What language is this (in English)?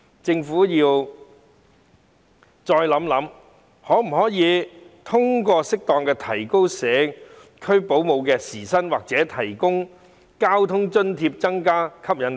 Cantonese